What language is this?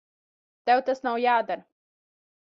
Latvian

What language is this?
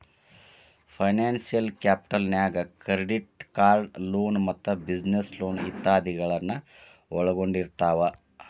Kannada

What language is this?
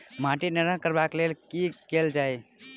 Maithili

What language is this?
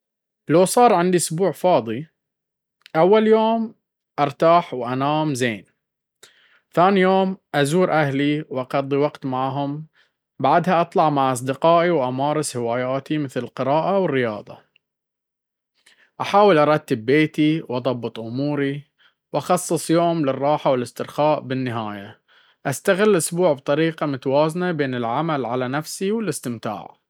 Baharna Arabic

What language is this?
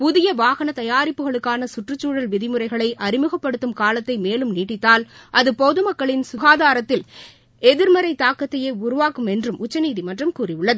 Tamil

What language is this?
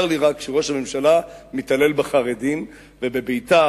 Hebrew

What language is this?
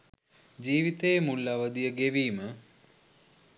Sinhala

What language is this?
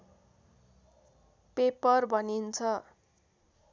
Nepali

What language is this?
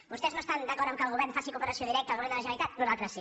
Catalan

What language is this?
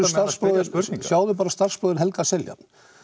Icelandic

